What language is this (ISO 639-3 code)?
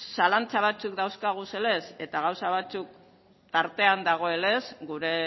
eus